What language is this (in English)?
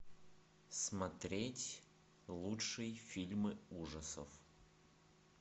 Russian